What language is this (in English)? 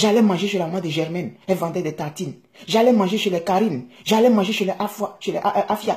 French